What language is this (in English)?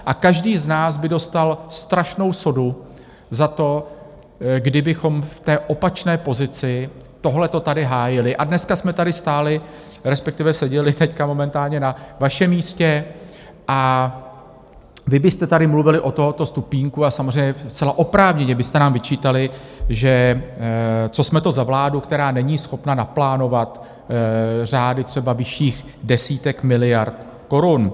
Czech